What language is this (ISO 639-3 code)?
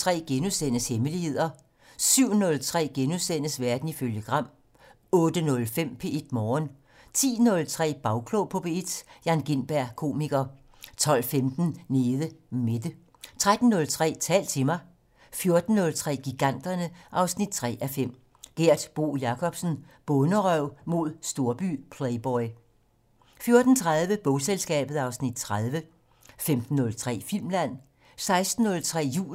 dan